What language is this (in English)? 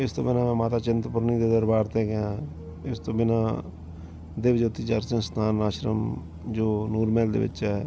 Punjabi